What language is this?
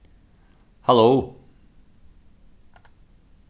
Faroese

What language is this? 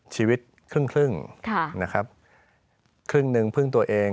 Thai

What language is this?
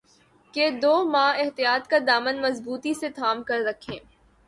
Urdu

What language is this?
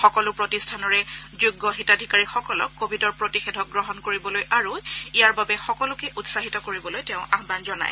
Assamese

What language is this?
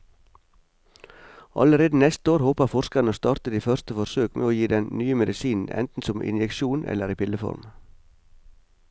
Norwegian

